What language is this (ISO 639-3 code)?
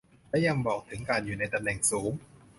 tha